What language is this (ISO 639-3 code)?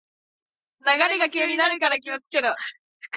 jpn